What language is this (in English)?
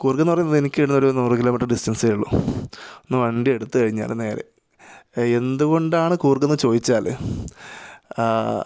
Malayalam